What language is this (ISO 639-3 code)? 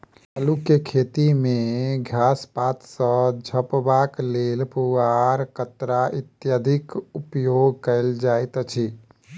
mai